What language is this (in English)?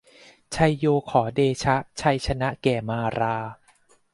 Thai